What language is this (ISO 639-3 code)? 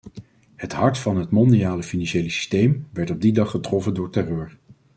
nld